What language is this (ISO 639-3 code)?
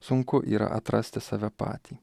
lit